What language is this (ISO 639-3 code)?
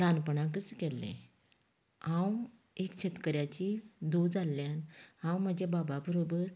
kok